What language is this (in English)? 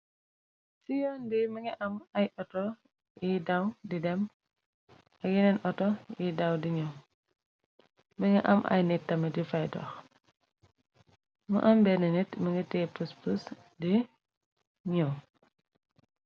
Wolof